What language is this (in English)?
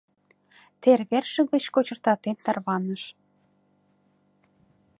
Mari